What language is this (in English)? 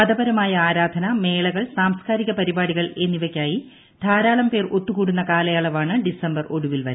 Malayalam